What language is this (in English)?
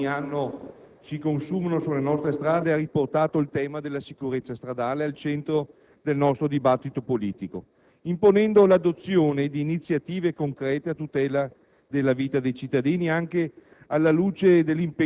Italian